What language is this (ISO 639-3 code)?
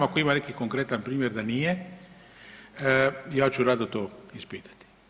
hrv